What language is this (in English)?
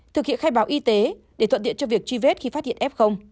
Vietnamese